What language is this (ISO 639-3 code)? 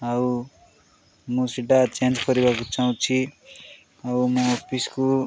ori